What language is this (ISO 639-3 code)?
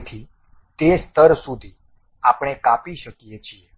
guj